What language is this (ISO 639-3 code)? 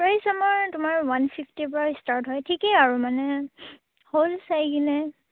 asm